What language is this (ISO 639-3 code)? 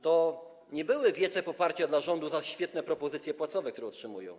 pol